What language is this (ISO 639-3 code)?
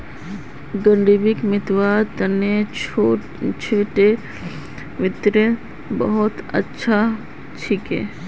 mag